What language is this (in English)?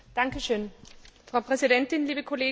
German